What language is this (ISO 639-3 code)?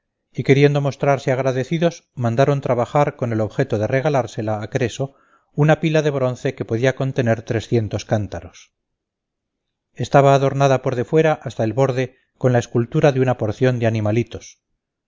spa